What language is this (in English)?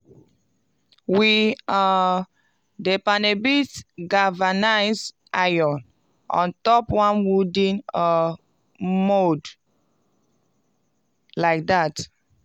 Nigerian Pidgin